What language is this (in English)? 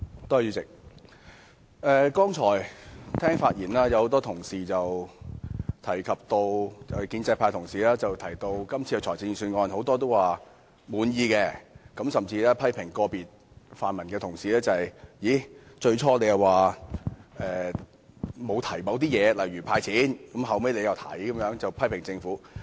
Cantonese